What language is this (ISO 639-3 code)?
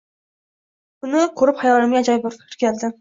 uzb